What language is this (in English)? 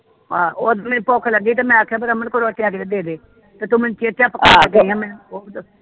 Punjabi